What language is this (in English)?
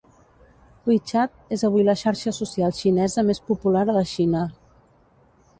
Catalan